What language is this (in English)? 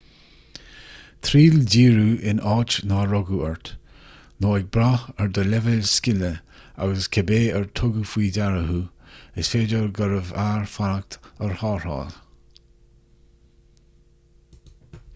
Irish